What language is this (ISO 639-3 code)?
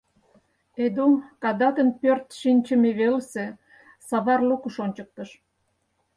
chm